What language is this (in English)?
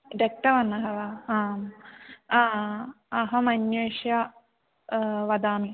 Sanskrit